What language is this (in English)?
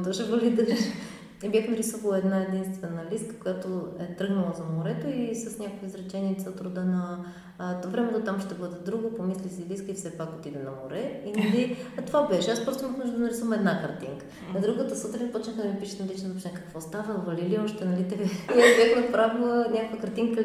Bulgarian